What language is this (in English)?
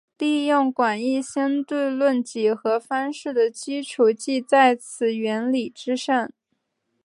Chinese